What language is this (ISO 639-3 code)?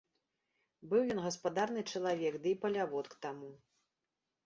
bel